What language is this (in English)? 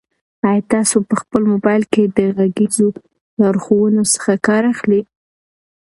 Pashto